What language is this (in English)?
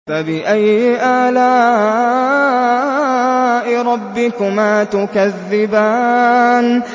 Arabic